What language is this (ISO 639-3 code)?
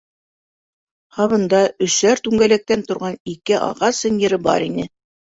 bak